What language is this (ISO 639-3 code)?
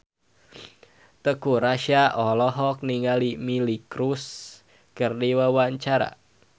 sun